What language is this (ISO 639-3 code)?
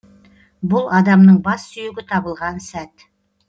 kaz